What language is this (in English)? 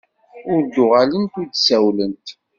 Kabyle